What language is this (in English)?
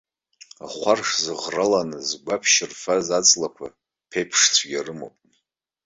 Abkhazian